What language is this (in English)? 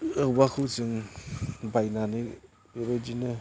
Bodo